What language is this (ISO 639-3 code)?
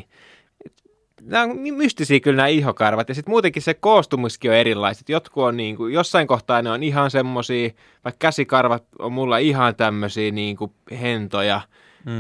fin